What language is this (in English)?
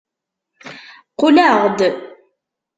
Kabyle